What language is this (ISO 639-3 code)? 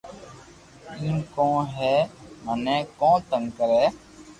lrk